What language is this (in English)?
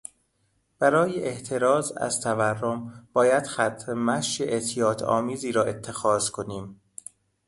Persian